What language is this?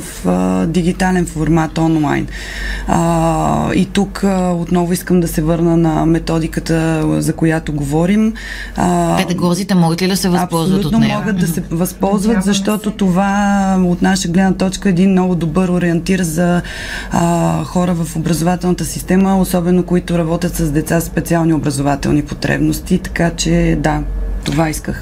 Bulgarian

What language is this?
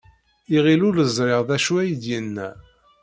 Kabyle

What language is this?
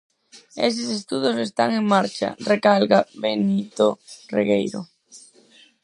Galician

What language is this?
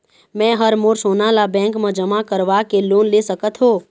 Chhattisgarhi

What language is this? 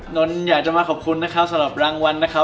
Thai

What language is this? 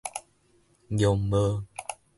Min Nan Chinese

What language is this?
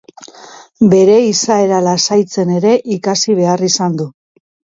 Basque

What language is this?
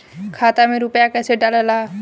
Bhojpuri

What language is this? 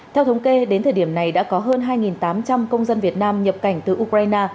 Vietnamese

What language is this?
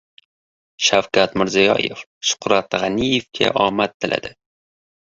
Uzbek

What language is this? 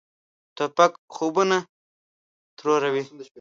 Pashto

